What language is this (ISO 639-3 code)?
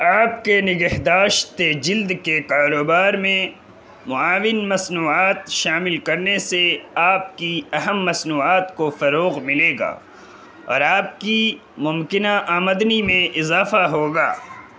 urd